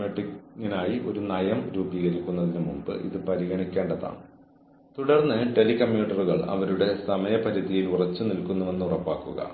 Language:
Malayalam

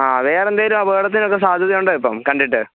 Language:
Malayalam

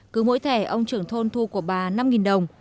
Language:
Vietnamese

